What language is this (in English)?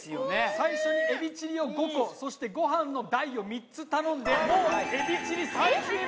Japanese